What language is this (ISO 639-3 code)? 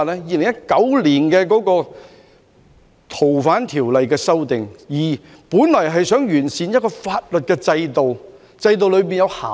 yue